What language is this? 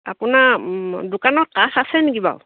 Assamese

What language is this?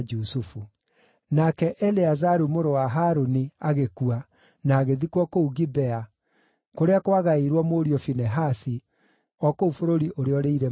Kikuyu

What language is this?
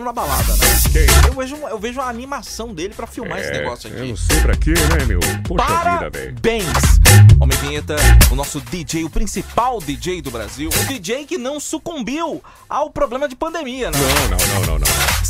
Portuguese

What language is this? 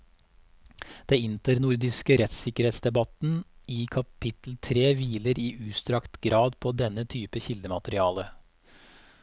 Norwegian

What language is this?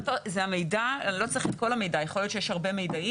Hebrew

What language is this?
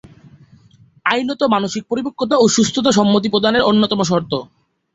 Bangla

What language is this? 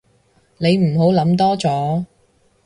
Cantonese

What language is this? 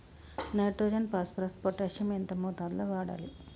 Telugu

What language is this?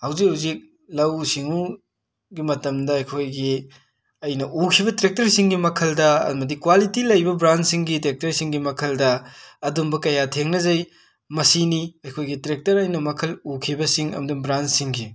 Manipuri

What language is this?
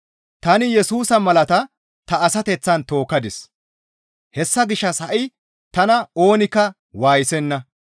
Gamo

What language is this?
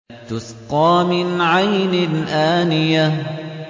Arabic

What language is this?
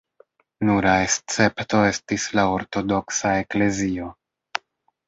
Esperanto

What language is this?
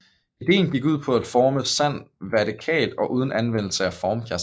Danish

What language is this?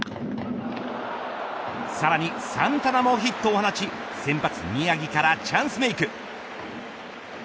Japanese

